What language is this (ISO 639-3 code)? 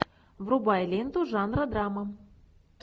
rus